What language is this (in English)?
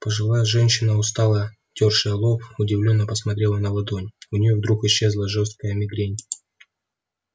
Russian